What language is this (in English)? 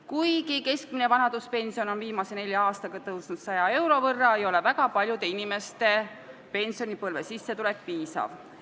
Estonian